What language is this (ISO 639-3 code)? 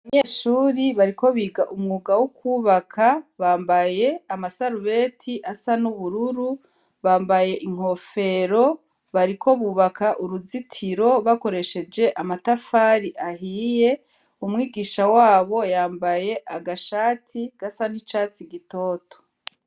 run